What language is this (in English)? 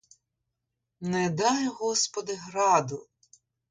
Ukrainian